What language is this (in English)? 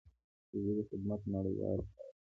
Pashto